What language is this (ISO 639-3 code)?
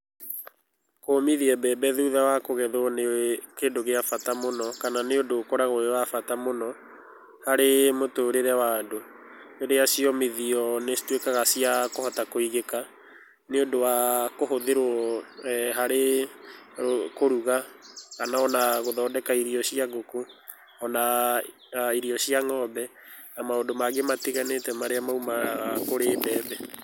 kik